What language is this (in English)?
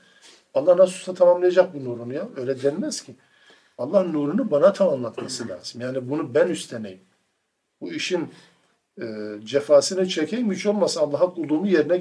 Turkish